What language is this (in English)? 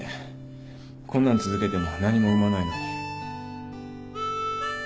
Japanese